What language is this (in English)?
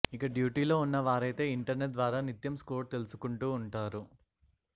Telugu